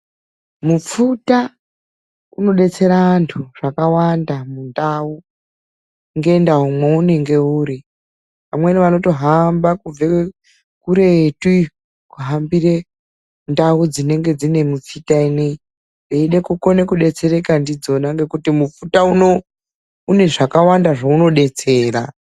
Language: Ndau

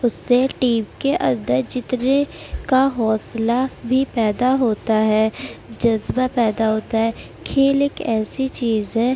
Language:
Urdu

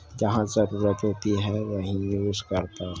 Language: Urdu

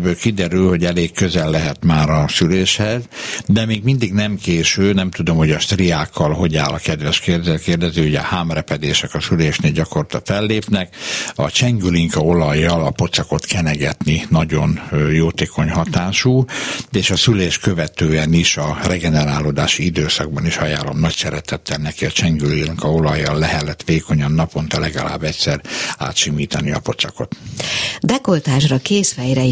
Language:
Hungarian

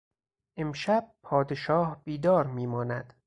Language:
Persian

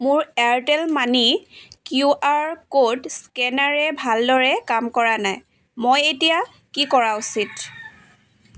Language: Assamese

